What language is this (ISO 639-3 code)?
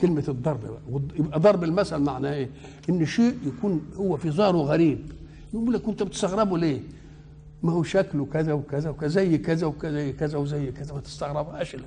ara